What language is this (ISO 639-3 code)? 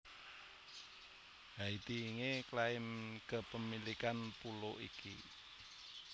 jav